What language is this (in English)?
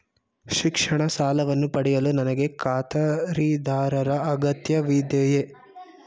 Kannada